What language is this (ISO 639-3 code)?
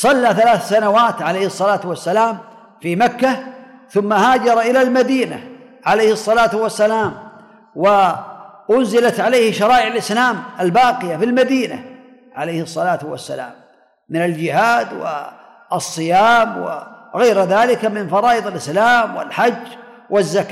ara